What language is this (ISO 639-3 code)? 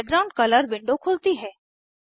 hin